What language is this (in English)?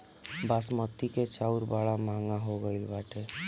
Bhojpuri